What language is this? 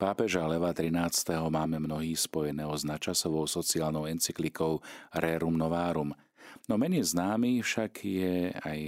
Slovak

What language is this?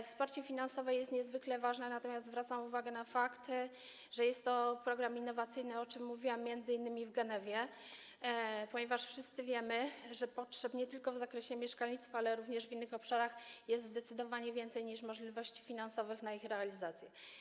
Polish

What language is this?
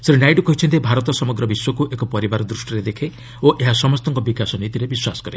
Odia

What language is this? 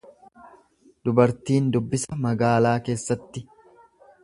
Oromo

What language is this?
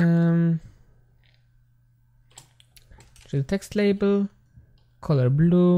Polish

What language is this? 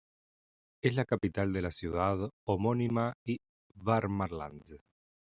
Spanish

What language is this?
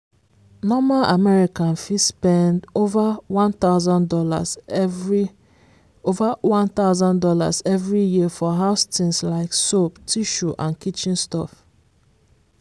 Nigerian Pidgin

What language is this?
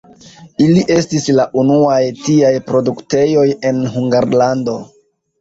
Esperanto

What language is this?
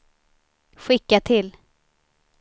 Swedish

